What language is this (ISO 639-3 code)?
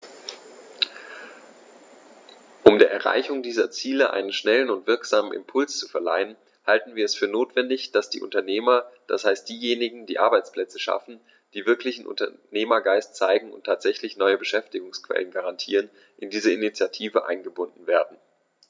deu